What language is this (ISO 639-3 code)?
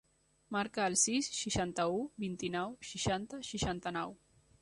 cat